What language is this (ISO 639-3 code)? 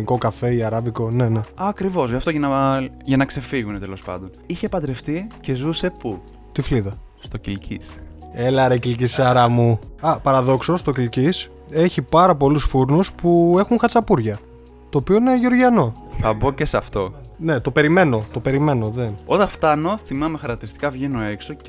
ell